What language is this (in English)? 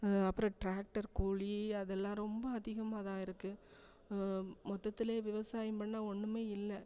Tamil